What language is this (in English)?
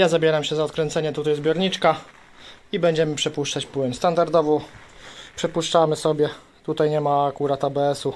Polish